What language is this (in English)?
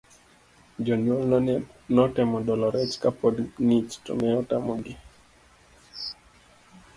Luo (Kenya and Tanzania)